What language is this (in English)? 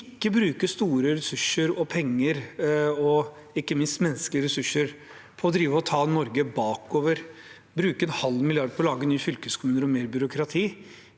Norwegian